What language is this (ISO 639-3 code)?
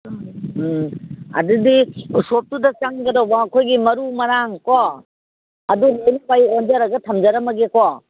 mni